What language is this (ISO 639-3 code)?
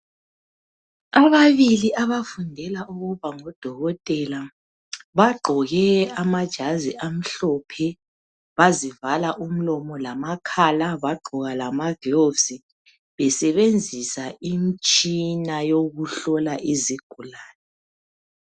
nde